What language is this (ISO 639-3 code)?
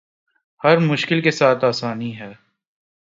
urd